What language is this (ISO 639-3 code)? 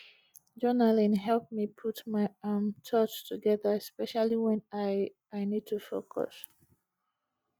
pcm